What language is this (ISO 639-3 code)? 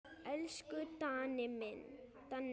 isl